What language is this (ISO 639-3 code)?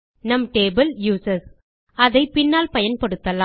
tam